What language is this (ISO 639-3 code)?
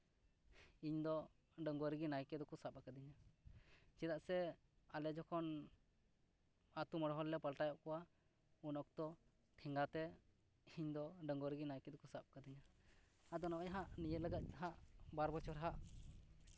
sat